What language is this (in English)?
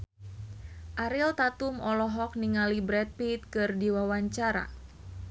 Sundanese